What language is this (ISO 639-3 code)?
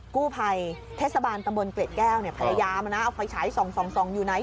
tha